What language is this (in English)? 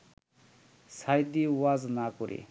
Bangla